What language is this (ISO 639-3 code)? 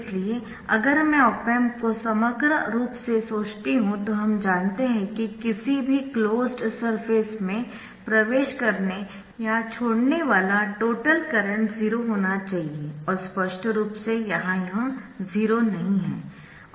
hin